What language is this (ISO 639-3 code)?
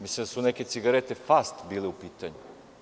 srp